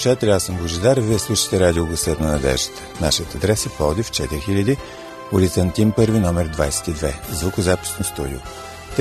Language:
Bulgarian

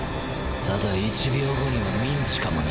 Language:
Japanese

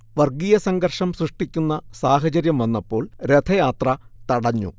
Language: Malayalam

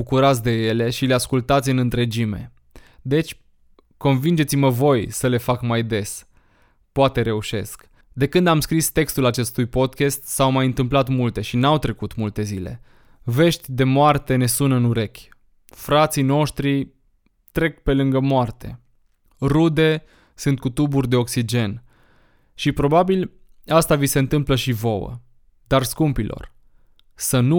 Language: Romanian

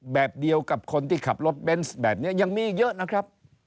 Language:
Thai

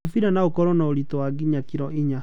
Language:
Kikuyu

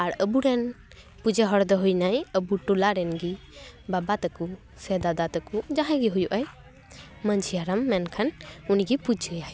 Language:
Santali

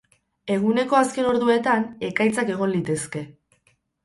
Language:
Basque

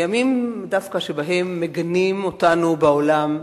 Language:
Hebrew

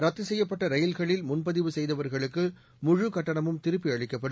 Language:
Tamil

